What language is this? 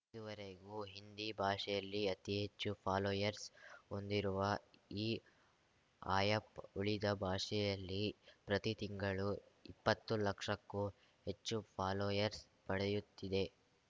Kannada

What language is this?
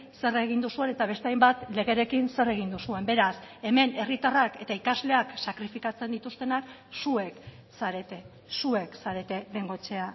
Basque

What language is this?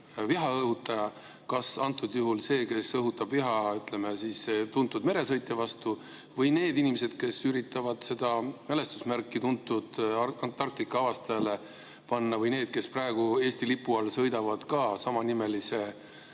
Estonian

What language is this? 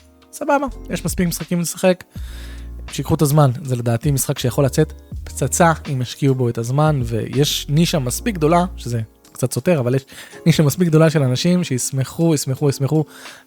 Hebrew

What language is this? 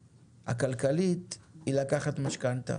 Hebrew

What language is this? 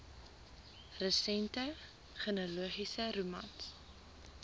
Afrikaans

